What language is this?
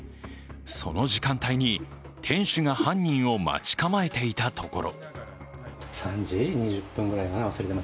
Japanese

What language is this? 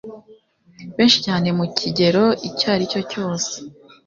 Kinyarwanda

